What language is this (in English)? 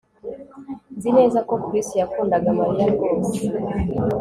Kinyarwanda